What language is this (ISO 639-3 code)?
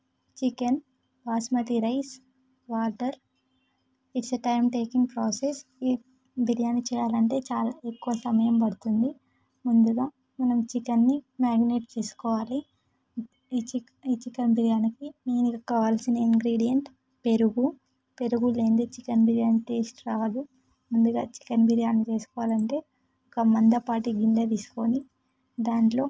tel